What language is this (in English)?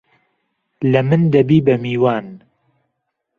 Central Kurdish